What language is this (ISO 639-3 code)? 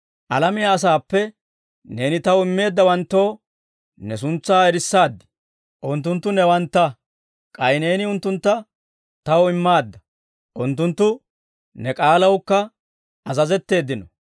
dwr